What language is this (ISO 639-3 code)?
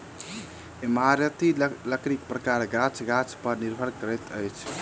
mai